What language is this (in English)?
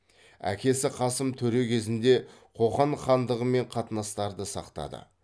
Kazakh